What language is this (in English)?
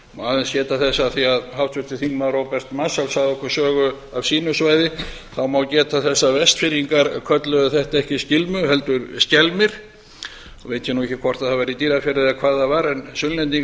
Icelandic